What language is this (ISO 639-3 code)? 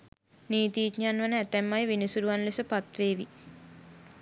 sin